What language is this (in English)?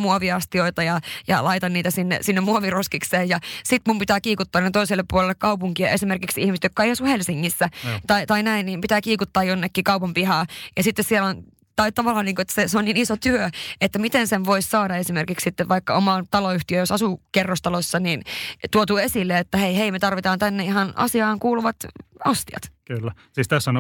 Finnish